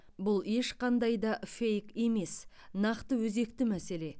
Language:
Kazakh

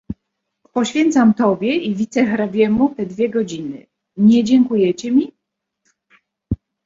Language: Polish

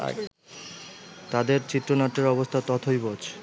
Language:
Bangla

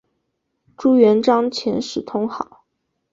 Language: Chinese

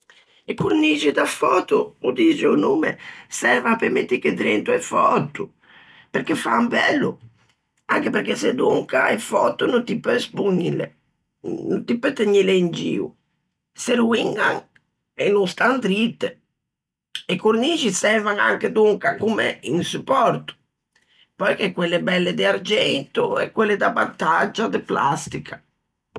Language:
Ligurian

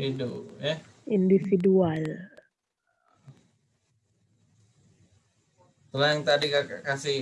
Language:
Indonesian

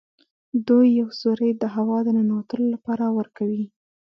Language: Pashto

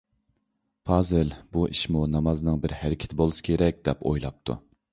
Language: Uyghur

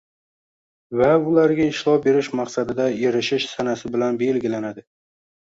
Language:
Uzbek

